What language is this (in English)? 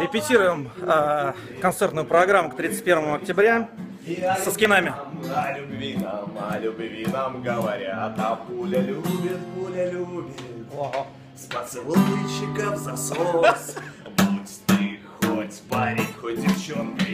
Russian